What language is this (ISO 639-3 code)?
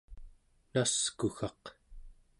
esu